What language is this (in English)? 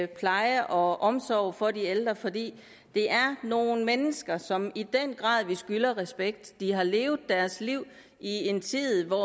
Danish